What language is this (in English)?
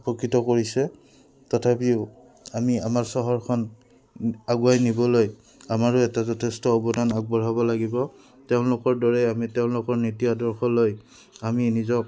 Assamese